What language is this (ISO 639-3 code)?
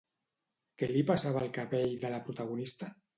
cat